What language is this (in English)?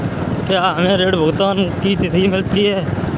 Hindi